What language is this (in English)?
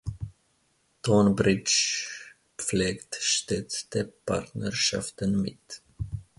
German